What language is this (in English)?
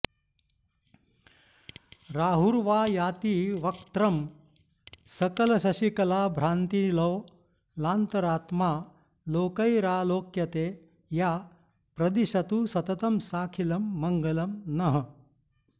Sanskrit